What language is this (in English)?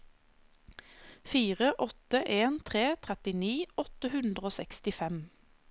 Norwegian